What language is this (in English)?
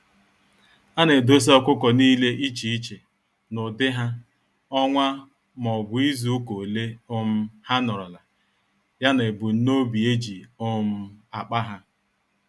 Igbo